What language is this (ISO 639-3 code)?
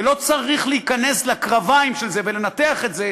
heb